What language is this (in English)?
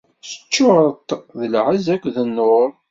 Kabyle